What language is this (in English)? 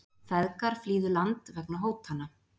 Icelandic